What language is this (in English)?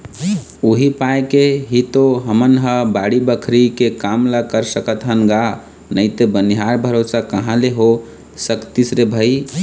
Chhattisgarhi